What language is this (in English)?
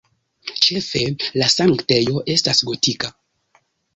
Esperanto